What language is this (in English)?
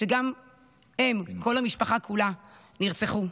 Hebrew